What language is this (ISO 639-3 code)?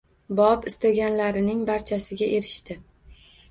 uzb